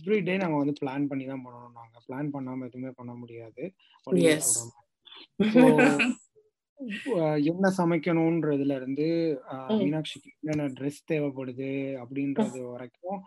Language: Tamil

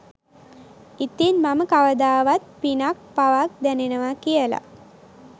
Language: Sinhala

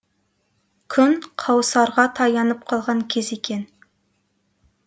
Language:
Kazakh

